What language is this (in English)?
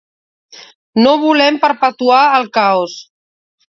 Catalan